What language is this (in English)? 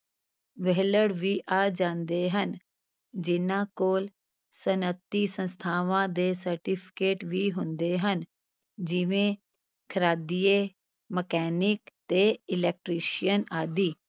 Punjabi